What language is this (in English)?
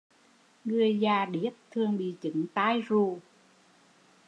Vietnamese